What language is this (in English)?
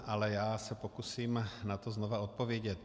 Czech